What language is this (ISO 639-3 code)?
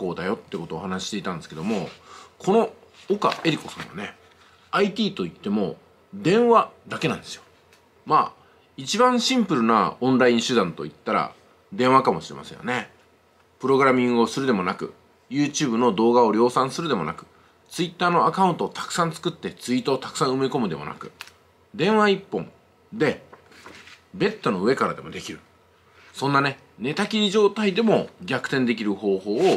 jpn